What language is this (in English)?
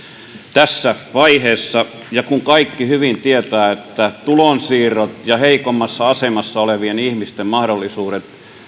Finnish